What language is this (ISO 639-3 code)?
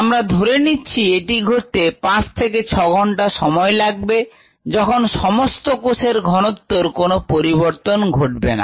ben